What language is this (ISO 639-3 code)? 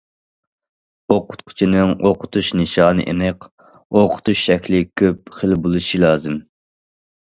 uig